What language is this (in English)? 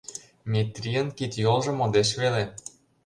Mari